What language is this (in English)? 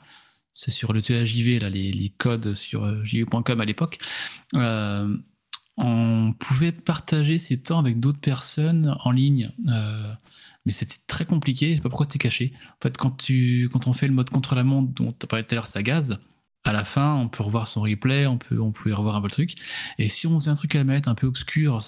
French